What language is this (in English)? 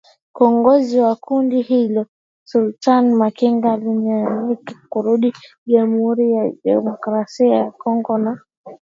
Swahili